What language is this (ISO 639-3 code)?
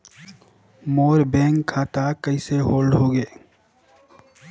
hne